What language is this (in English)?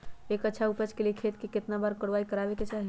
Magahi